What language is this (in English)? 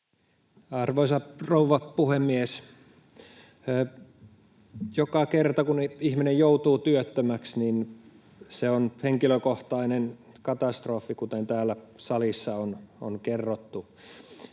Finnish